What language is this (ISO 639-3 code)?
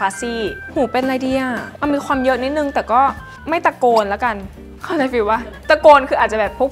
tha